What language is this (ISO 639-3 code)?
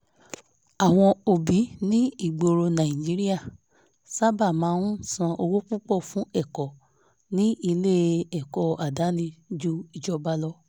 yor